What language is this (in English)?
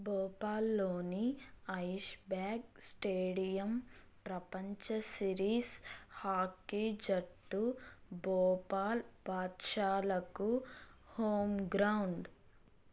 Telugu